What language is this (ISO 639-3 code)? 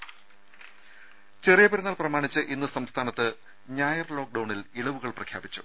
mal